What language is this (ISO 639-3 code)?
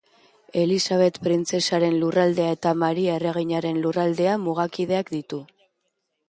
eus